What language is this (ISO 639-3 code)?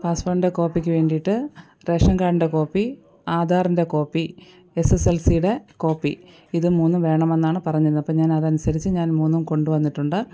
mal